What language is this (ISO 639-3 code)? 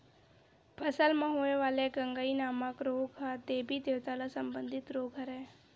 hne